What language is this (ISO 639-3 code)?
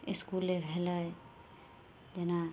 mai